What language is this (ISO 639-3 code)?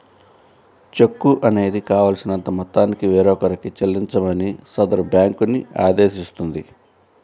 tel